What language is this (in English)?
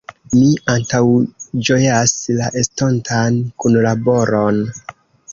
Esperanto